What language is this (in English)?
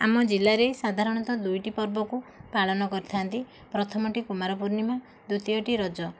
Odia